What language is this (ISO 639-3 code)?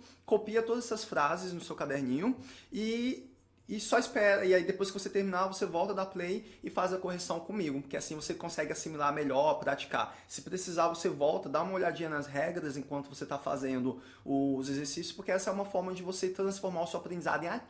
por